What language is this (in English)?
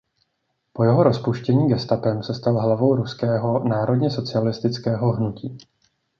Czech